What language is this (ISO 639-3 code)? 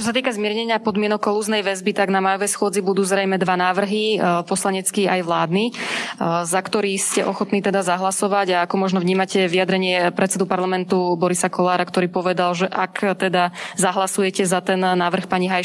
slk